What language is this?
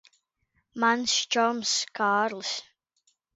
Latvian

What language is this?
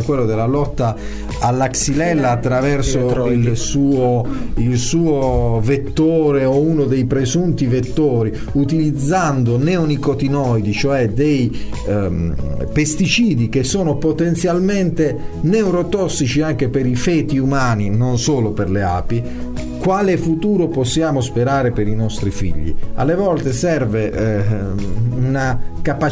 Italian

